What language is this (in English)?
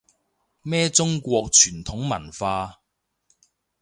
Cantonese